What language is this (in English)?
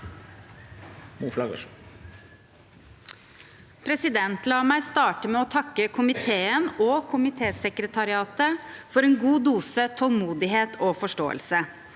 Norwegian